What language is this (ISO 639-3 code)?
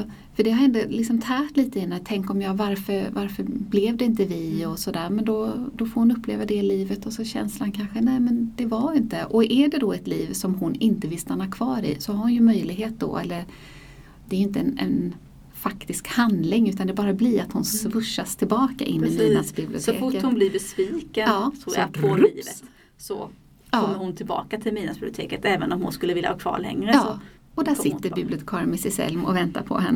swe